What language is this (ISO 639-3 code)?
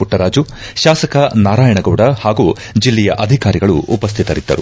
kan